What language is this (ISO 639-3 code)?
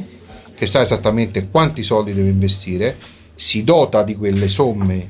ita